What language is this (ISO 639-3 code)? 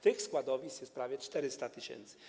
pol